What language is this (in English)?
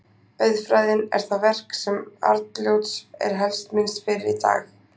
Icelandic